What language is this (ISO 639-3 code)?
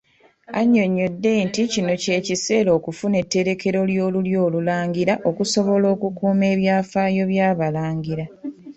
lug